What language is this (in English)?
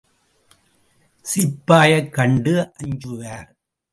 Tamil